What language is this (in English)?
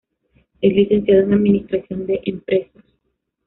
Spanish